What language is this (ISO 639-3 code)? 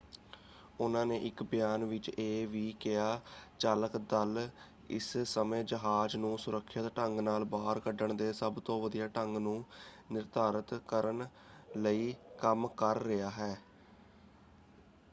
pan